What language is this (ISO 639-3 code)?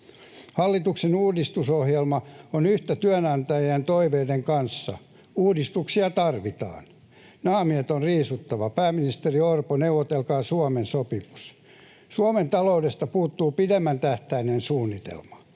fin